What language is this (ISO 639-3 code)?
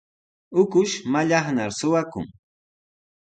qws